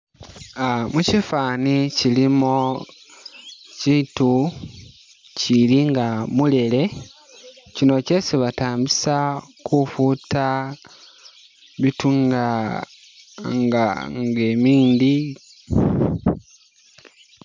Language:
Masaaba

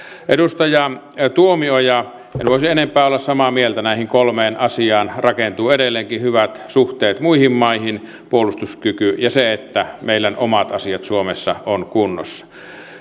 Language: Finnish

